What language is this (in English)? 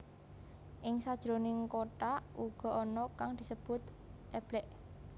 Javanese